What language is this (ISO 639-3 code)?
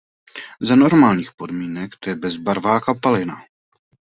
ces